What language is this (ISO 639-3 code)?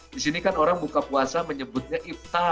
ind